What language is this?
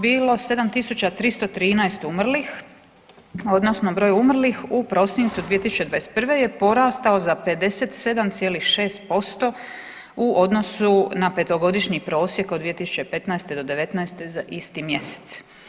Croatian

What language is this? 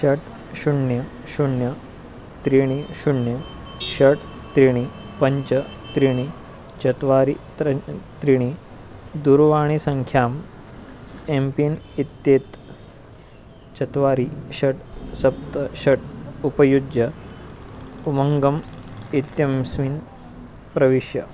Sanskrit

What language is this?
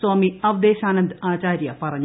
Malayalam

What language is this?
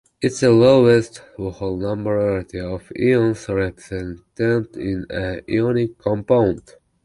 English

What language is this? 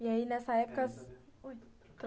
Portuguese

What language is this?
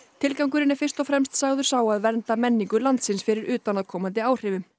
Icelandic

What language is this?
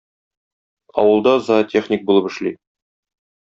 Tatar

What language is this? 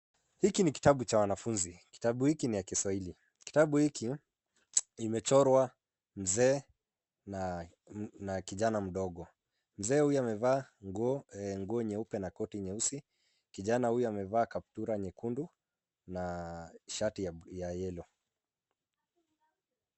Swahili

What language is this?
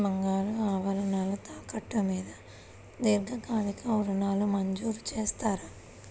Telugu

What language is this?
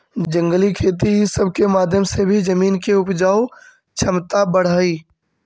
Magahi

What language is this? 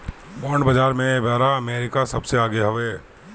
Bhojpuri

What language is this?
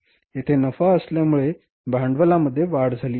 Marathi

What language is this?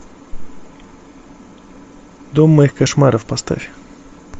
Russian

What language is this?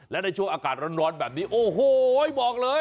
Thai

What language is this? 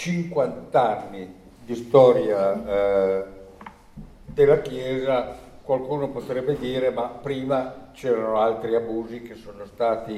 Italian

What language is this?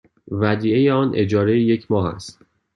Persian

